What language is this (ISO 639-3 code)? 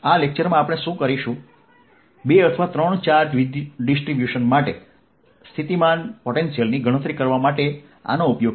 guj